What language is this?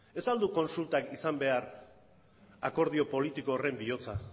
Basque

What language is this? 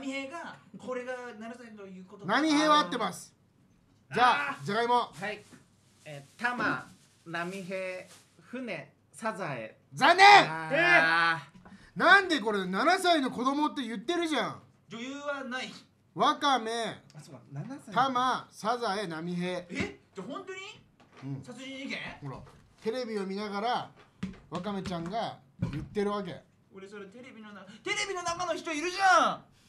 Japanese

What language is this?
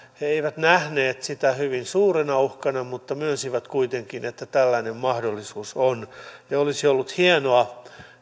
Finnish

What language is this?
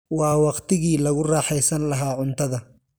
Somali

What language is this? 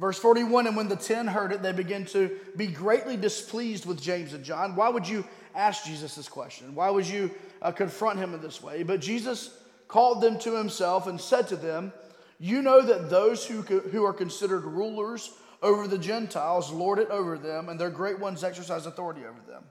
English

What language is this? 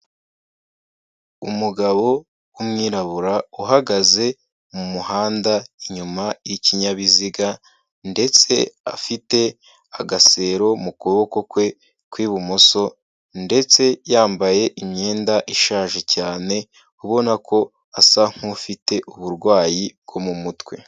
Kinyarwanda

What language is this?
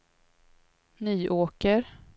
Swedish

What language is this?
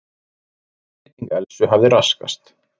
Icelandic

